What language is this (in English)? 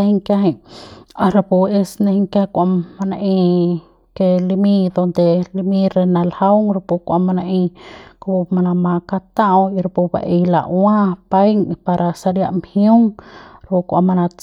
Central Pame